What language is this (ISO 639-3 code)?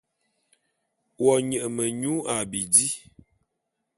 bum